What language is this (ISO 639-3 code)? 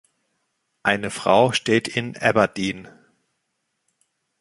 deu